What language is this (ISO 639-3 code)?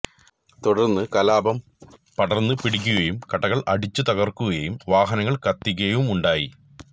mal